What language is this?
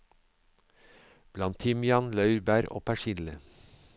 Norwegian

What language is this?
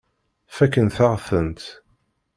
Kabyle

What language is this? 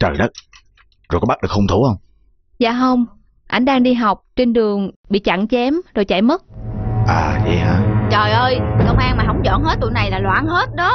Vietnamese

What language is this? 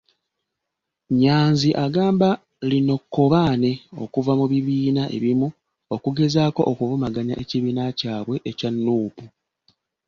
Ganda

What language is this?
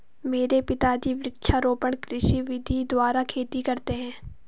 Hindi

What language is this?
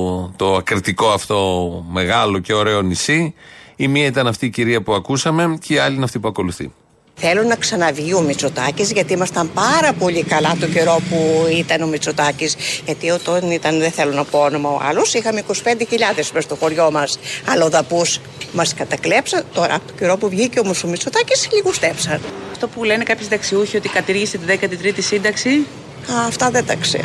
Greek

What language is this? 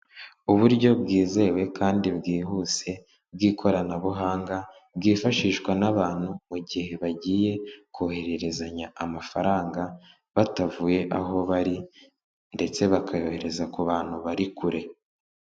Kinyarwanda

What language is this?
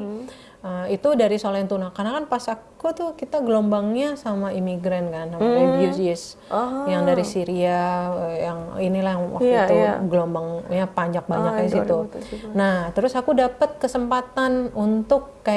Indonesian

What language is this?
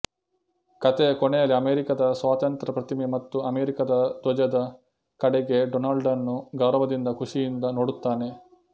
Kannada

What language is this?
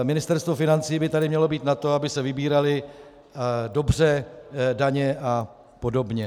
Czech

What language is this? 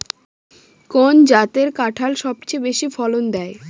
Bangla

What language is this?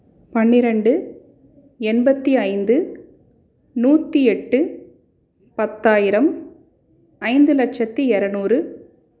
Tamil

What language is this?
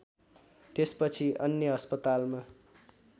Nepali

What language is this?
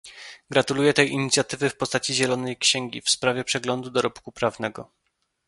Polish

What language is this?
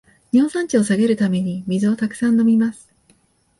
Japanese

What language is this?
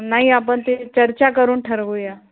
Marathi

